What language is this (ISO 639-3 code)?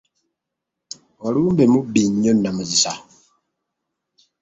lug